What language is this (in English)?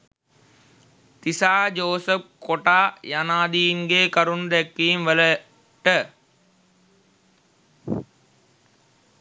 Sinhala